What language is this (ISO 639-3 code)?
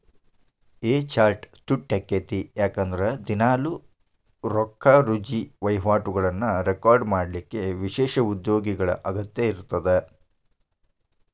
kan